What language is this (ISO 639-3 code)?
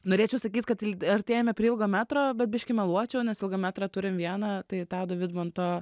lit